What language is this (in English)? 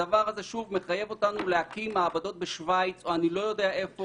Hebrew